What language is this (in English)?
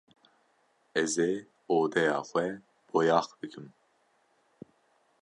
Kurdish